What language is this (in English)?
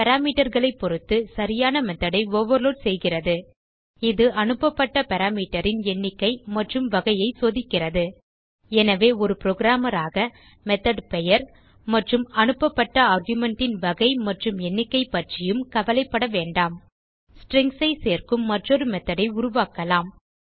Tamil